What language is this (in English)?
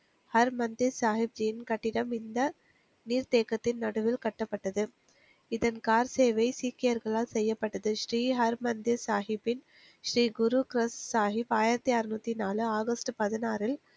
Tamil